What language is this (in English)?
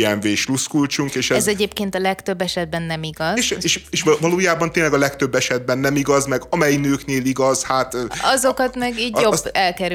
Hungarian